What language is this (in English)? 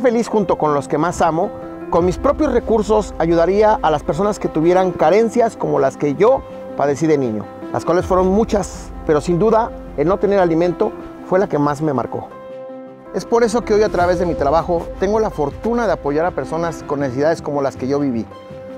Spanish